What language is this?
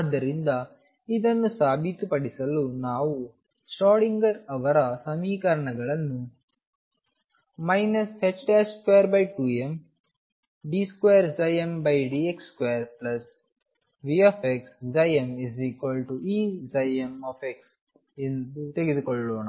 Kannada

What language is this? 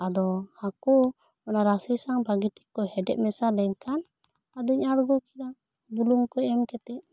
Santali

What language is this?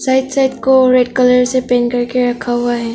Hindi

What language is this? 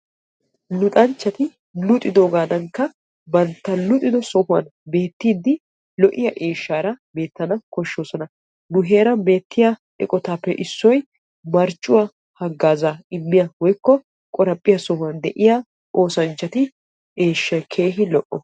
Wolaytta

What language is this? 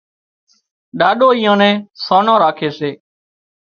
Wadiyara Koli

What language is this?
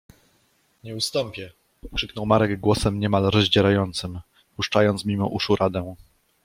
Polish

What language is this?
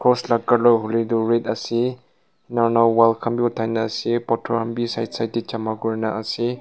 Naga Pidgin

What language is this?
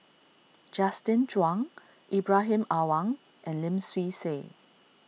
English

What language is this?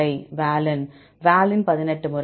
Tamil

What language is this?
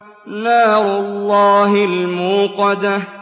Arabic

